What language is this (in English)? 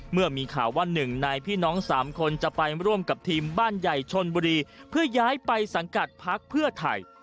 Thai